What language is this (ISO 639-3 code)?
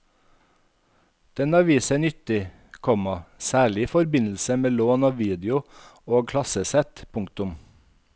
nor